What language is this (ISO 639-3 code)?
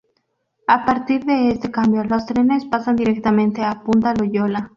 spa